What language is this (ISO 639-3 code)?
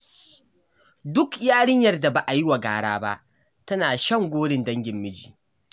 hau